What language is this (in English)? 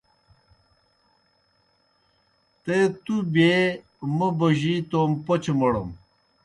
Kohistani Shina